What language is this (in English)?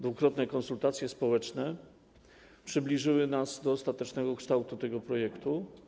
Polish